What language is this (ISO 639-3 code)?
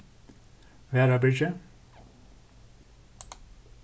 fao